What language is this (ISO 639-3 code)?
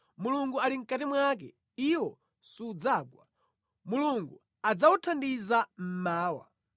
nya